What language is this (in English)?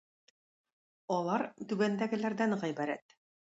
Tatar